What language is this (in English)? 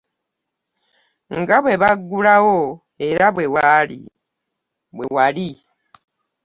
Ganda